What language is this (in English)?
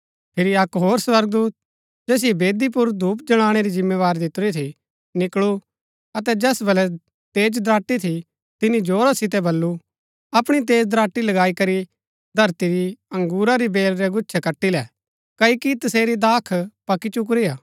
Gaddi